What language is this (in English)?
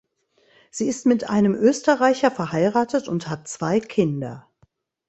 German